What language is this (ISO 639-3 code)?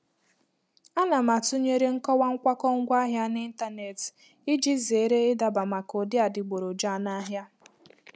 ibo